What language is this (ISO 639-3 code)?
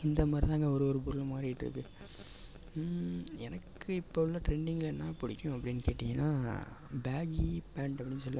tam